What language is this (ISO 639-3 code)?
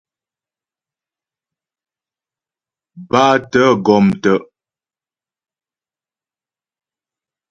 bbj